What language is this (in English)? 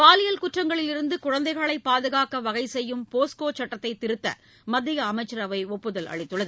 Tamil